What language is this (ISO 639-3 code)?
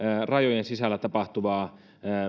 fin